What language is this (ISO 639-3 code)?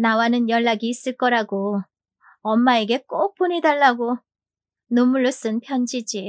kor